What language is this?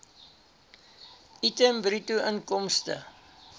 Afrikaans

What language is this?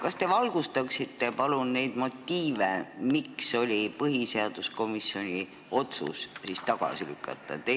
Estonian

